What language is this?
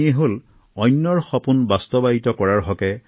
Assamese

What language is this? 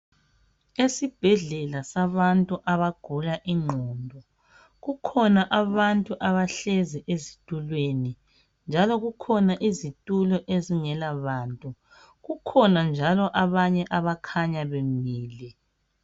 North Ndebele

